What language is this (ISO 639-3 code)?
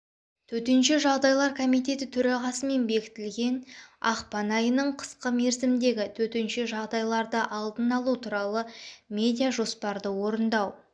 kaz